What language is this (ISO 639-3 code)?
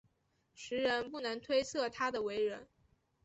zho